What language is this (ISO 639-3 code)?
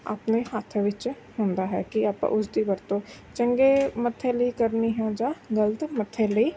pan